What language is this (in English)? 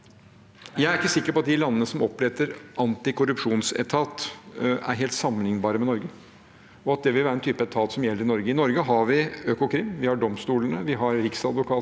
Norwegian